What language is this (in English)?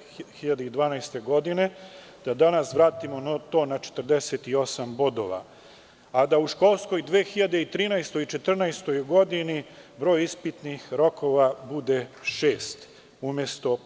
Serbian